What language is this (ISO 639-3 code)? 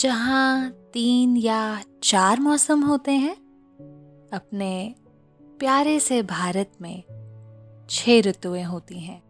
hin